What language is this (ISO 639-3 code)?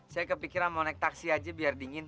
ind